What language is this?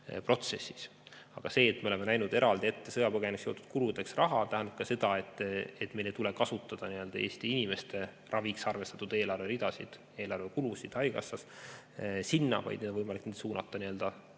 Estonian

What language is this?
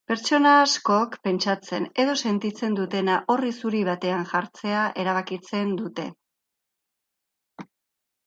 Basque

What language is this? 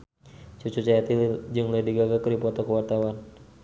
Sundanese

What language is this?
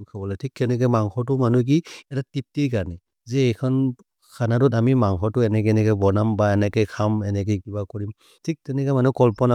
Maria (India)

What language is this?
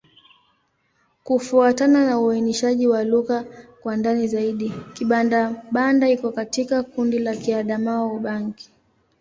Swahili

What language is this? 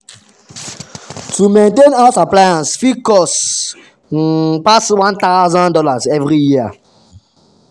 Nigerian Pidgin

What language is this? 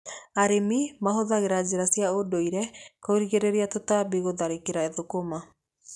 Kikuyu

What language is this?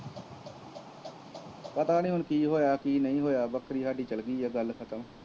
Punjabi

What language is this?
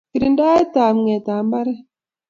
Kalenjin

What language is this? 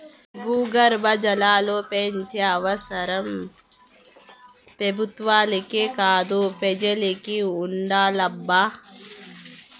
Telugu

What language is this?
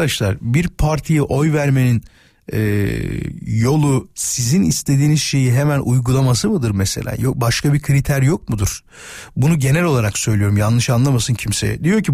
Turkish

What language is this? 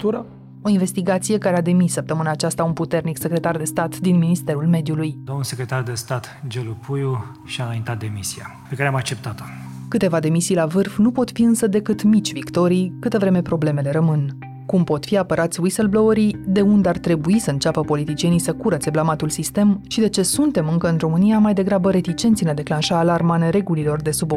Romanian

